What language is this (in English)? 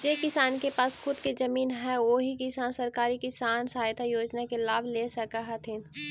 Magahi